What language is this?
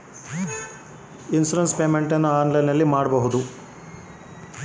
Kannada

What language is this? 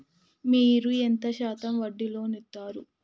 Telugu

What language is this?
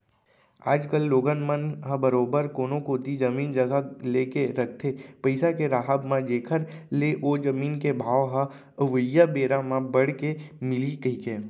Chhattisgarhi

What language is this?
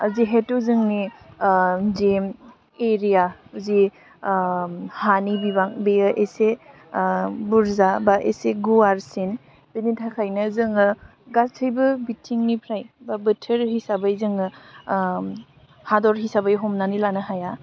Bodo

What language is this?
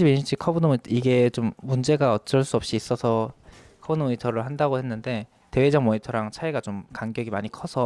Korean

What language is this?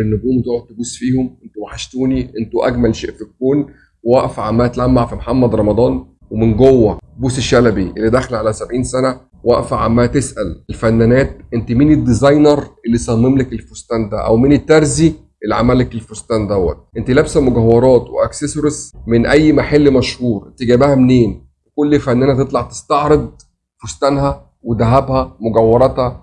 Arabic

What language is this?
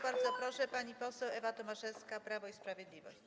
Polish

